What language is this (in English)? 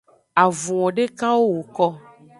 Aja (Benin)